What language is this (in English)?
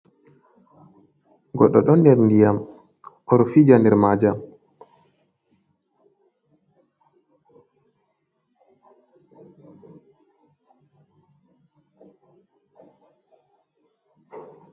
Fula